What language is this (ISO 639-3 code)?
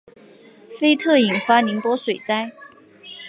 zho